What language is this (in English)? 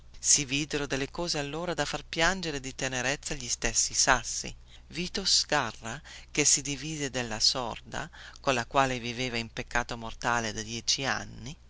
Italian